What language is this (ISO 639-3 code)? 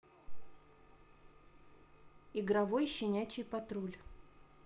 rus